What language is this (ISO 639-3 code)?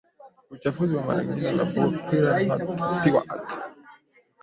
swa